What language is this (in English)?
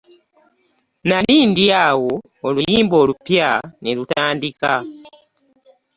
Ganda